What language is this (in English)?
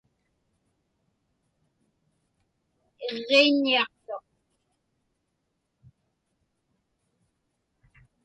Inupiaq